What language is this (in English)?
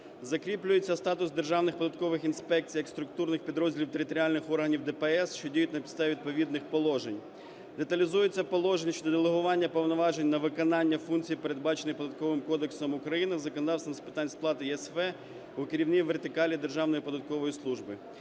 Ukrainian